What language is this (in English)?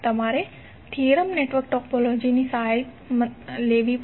Gujarati